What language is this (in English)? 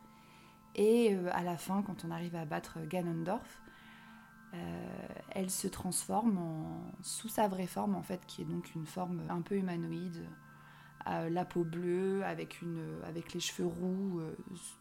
French